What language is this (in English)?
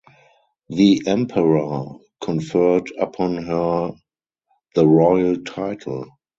English